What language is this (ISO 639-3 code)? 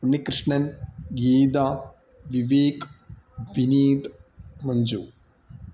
mal